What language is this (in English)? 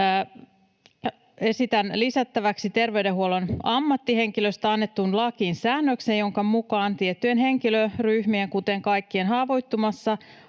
Finnish